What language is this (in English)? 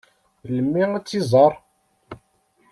Kabyle